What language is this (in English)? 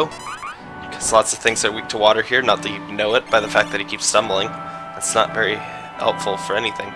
English